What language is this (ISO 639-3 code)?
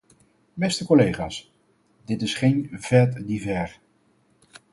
nld